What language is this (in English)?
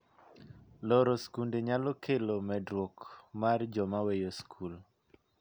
Luo (Kenya and Tanzania)